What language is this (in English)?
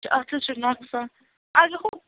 Kashmiri